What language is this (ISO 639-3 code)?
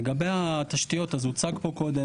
heb